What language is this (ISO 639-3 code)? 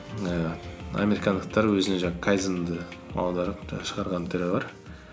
kaz